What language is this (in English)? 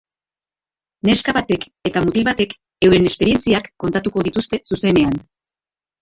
Basque